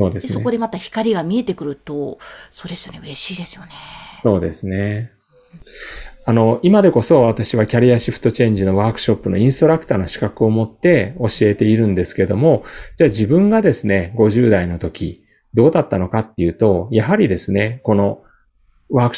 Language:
Japanese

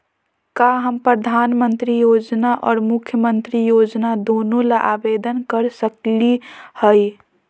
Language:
Magahi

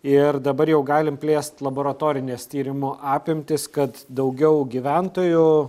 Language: Lithuanian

